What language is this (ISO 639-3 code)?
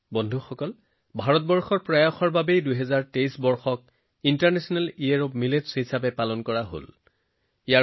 asm